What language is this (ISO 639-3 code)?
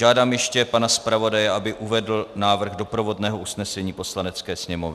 ces